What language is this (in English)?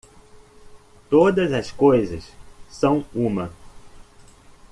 Portuguese